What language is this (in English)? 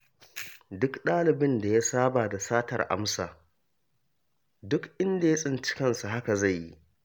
Hausa